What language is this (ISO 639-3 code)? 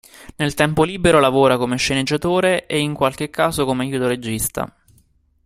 ita